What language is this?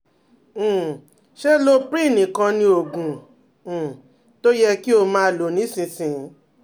Yoruba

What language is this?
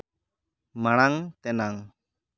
Santali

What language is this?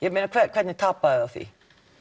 Icelandic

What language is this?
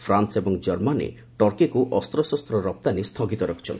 Odia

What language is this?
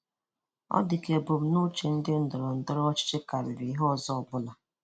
Igbo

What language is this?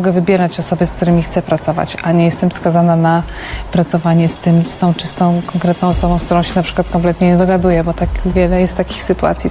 Polish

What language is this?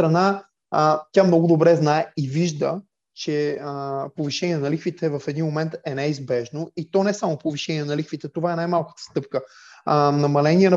Bulgarian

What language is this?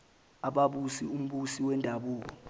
Zulu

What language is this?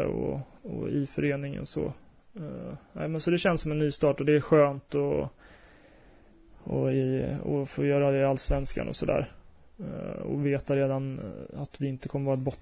Swedish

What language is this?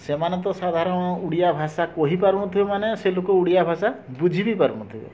Odia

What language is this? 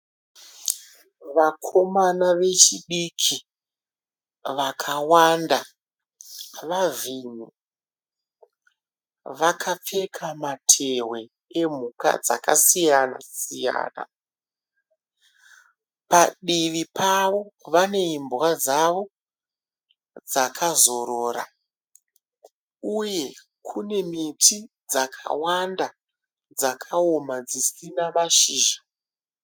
Shona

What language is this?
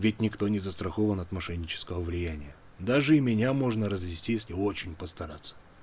Russian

